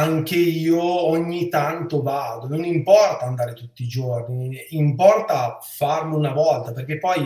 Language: Italian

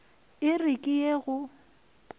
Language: Northern Sotho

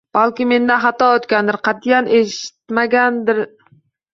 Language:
Uzbek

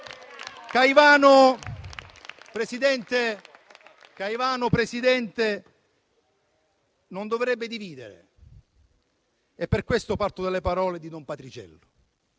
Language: Italian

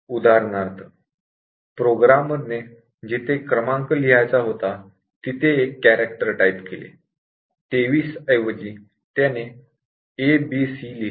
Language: Marathi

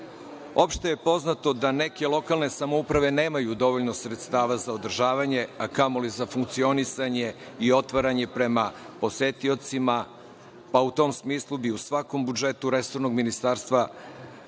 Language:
Serbian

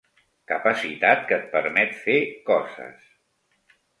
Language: Catalan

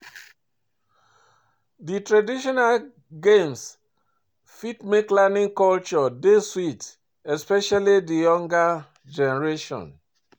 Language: Nigerian Pidgin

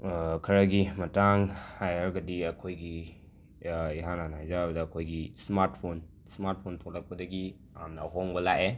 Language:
Manipuri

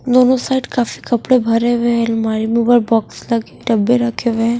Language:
Hindi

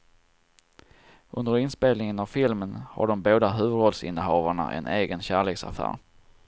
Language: Swedish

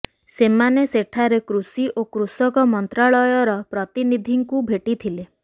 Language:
Odia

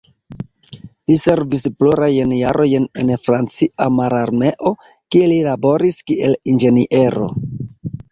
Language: Esperanto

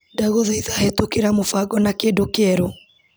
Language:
Kikuyu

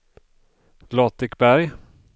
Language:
Swedish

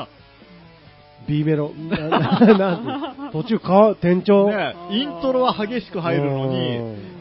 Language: Japanese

